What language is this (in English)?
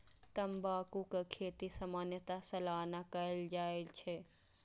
Maithili